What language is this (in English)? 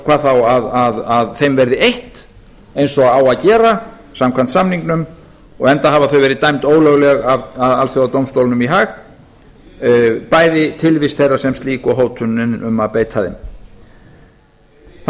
Icelandic